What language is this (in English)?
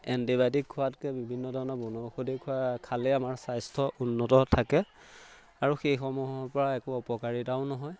Assamese